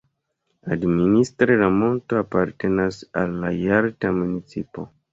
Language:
Esperanto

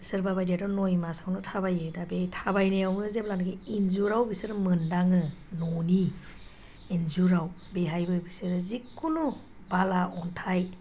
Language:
Bodo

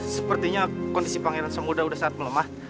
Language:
Indonesian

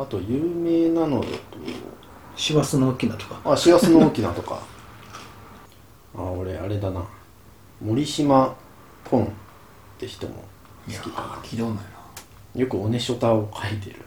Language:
Japanese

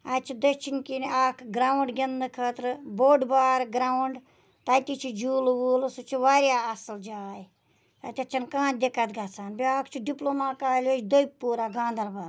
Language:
Kashmiri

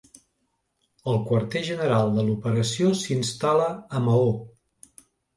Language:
Catalan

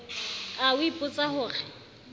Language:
Southern Sotho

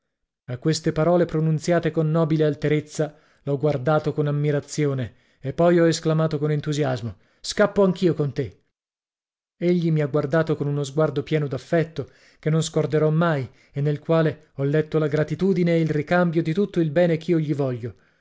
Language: Italian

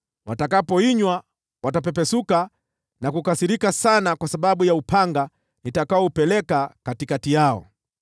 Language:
Swahili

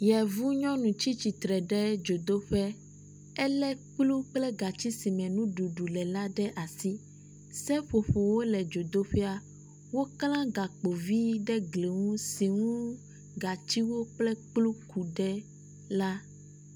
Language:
Ewe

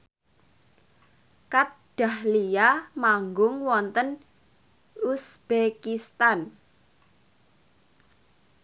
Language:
Javanese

